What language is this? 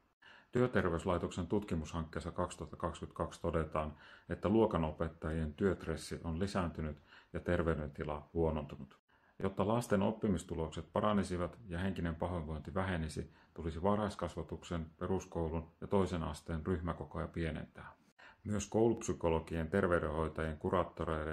Finnish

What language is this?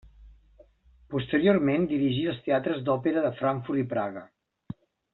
Catalan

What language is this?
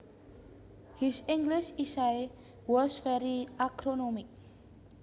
Javanese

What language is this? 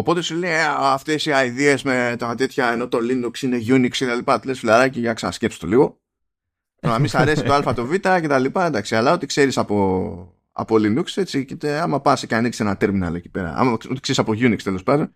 Greek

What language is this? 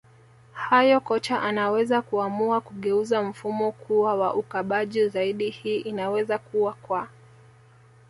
Swahili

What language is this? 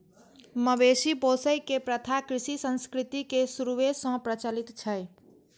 Maithili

